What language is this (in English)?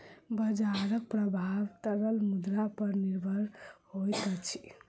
Maithili